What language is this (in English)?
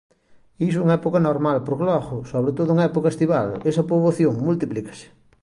Galician